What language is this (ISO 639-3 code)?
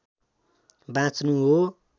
nep